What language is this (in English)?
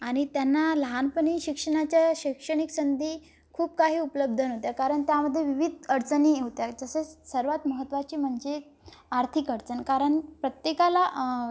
Marathi